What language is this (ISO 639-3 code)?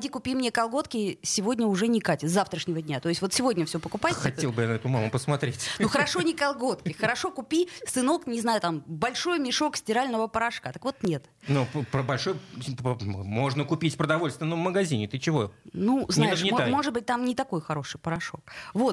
rus